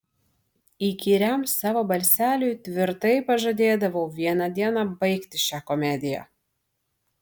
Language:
Lithuanian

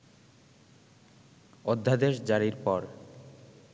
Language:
Bangla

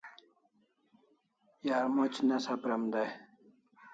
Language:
Kalasha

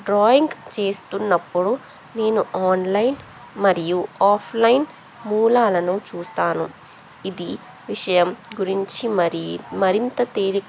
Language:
Telugu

